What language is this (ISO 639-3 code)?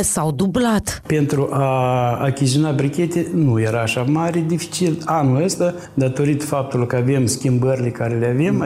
ron